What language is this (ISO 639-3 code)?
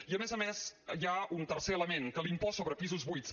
cat